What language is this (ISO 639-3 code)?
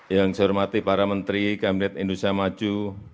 ind